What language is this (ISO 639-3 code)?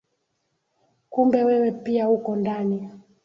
swa